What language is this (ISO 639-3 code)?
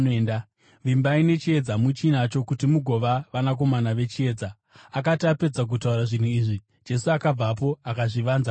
sna